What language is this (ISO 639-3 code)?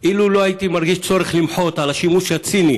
heb